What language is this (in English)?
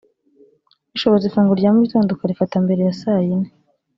Kinyarwanda